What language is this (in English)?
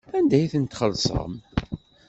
Kabyle